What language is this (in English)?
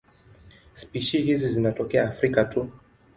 Swahili